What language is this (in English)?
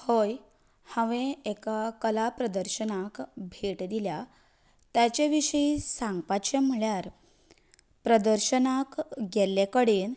Konkani